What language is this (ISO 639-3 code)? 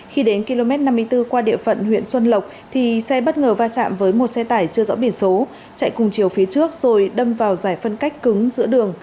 vie